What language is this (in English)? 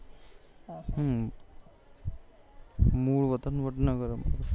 Gujarati